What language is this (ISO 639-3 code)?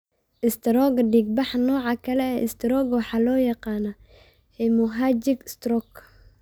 som